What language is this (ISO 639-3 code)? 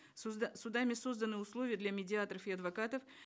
kaz